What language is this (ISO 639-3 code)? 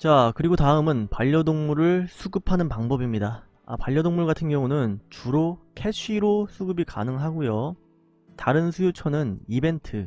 kor